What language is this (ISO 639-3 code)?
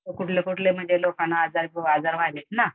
mar